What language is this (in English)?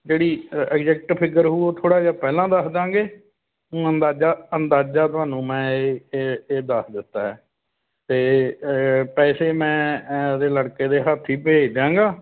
Punjabi